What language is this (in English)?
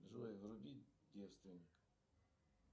Russian